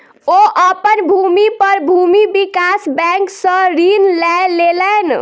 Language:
Maithili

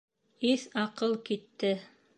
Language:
Bashkir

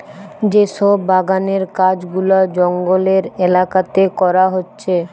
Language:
Bangla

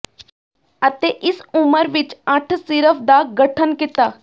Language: Punjabi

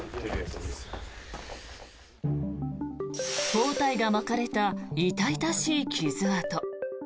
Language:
Japanese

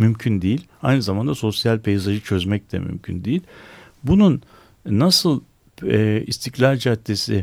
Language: Turkish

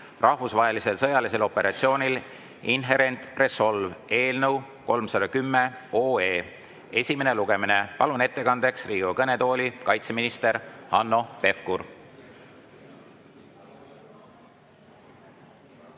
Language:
Estonian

